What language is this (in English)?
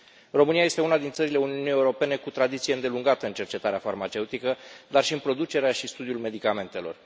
Romanian